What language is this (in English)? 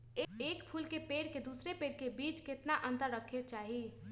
Magahi